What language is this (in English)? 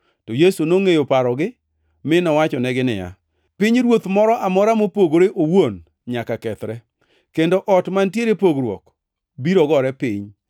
Luo (Kenya and Tanzania)